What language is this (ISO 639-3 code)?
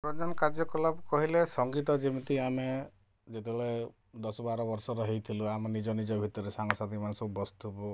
ori